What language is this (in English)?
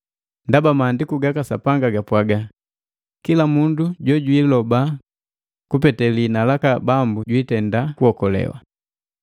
Matengo